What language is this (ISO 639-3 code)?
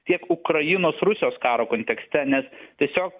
lit